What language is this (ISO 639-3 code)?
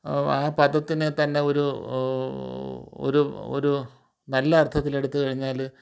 mal